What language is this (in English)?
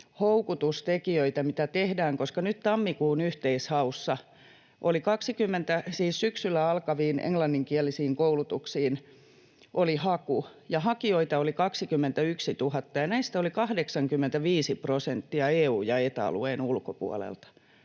Finnish